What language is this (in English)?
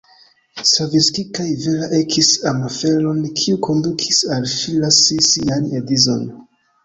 Esperanto